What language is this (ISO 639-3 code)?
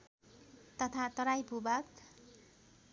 nep